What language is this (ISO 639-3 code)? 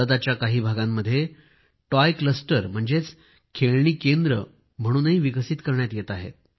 mar